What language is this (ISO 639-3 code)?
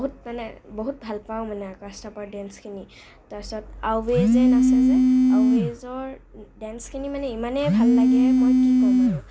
asm